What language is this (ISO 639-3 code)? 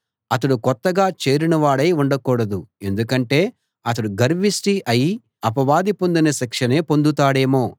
tel